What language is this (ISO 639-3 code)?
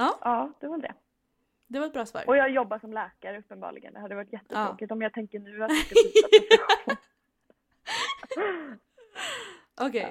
swe